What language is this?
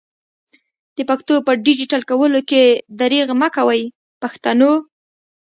Pashto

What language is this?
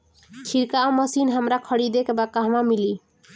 Bhojpuri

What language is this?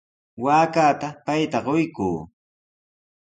Sihuas Ancash Quechua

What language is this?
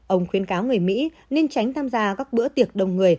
Vietnamese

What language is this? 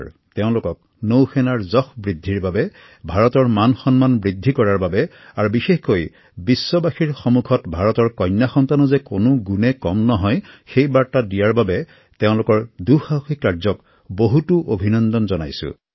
Assamese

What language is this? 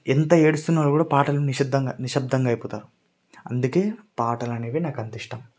Telugu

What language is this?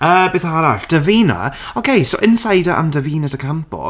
Welsh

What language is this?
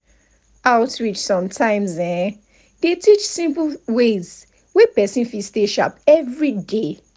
Nigerian Pidgin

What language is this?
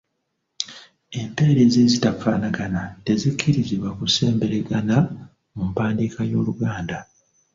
Ganda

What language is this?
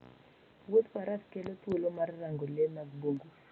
Luo (Kenya and Tanzania)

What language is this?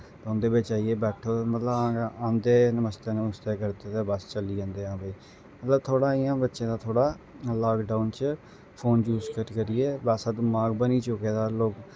Dogri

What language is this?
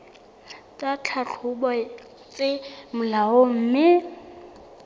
Southern Sotho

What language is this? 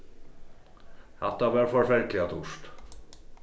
Faroese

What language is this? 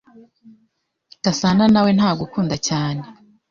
Kinyarwanda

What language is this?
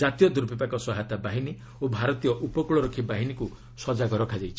Odia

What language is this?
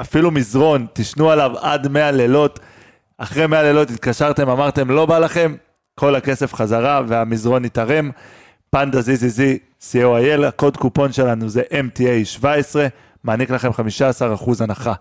Hebrew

